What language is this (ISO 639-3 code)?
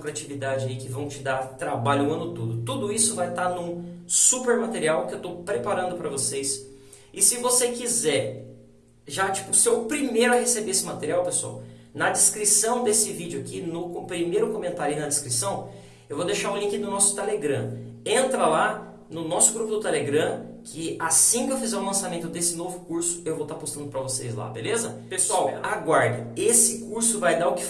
por